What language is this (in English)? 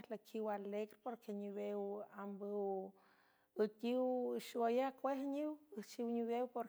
San Francisco Del Mar Huave